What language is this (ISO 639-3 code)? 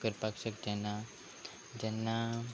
kok